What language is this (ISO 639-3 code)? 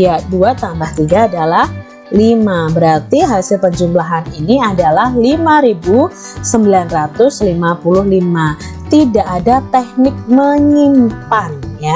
ind